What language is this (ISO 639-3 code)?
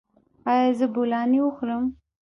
pus